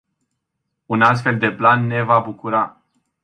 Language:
Romanian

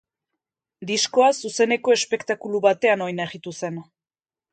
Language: Basque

